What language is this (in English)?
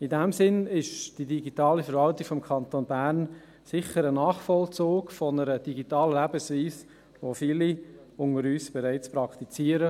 Swiss German